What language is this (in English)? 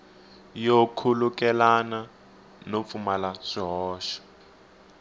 Tsonga